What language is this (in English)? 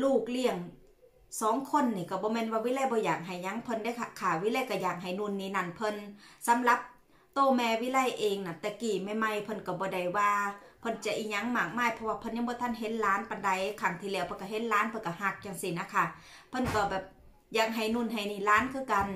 Thai